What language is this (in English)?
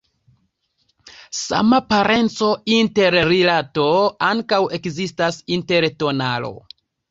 Esperanto